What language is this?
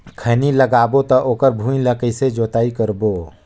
Chhattisgarhi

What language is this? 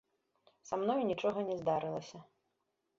Belarusian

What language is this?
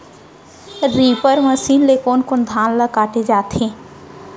Chhattisgarhi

